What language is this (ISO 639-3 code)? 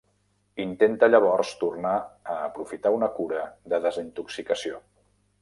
cat